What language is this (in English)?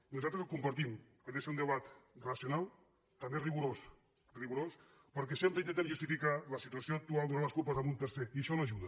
Catalan